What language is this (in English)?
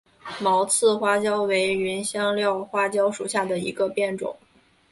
Chinese